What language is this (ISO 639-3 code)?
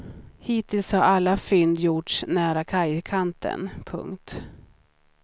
swe